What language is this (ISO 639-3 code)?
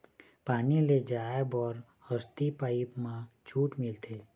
hne